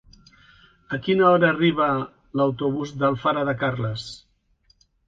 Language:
Catalan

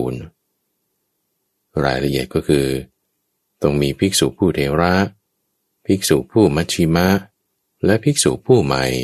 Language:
Thai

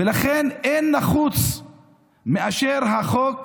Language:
Hebrew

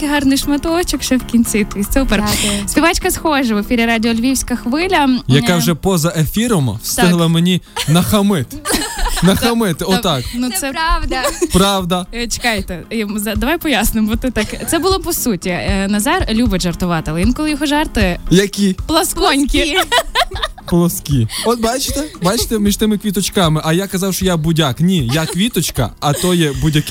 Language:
Ukrainian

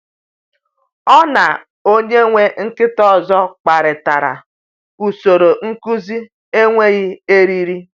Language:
Igbo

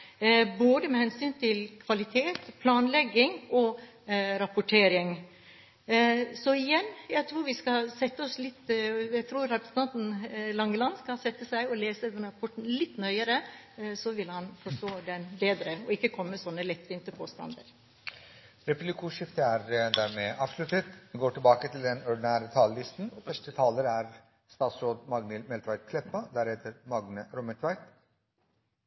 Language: Norwegian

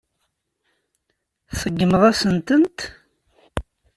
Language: Kabyle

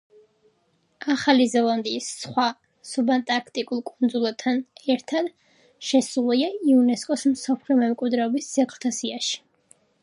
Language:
Georgian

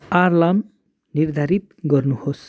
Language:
Nepali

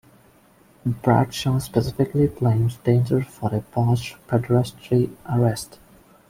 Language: English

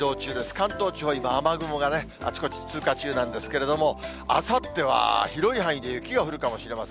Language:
Japanese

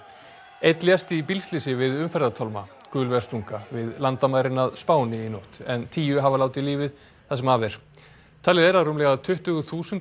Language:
Icelandic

